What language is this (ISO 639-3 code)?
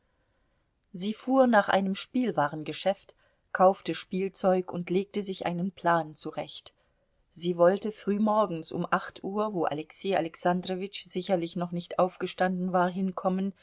deu